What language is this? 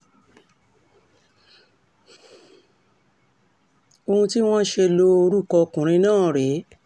Yoruba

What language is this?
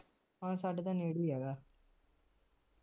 Punjabi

